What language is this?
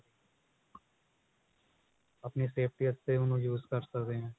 Punjabi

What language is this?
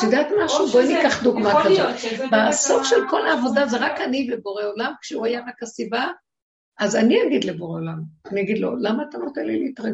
Hebrew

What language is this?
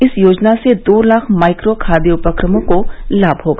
Hindi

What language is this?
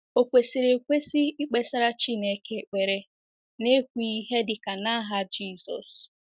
Igbo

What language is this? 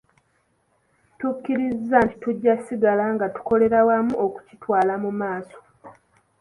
Ganda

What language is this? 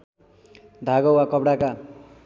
Nepali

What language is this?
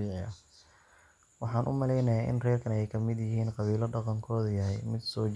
Somali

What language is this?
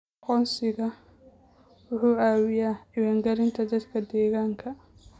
Somali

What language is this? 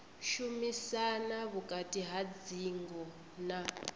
Venda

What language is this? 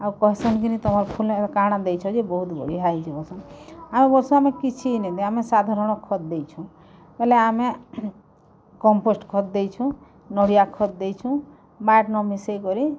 Odia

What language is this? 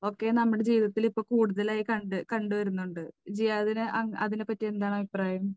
Malayalam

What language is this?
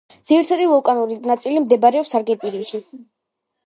Georgian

